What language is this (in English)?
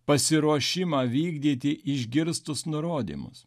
Lithuanian